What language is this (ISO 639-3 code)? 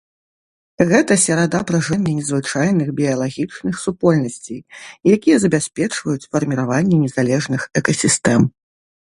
bel